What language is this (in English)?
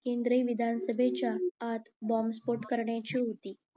Marathi